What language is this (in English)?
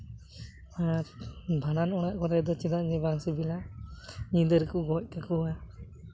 Santali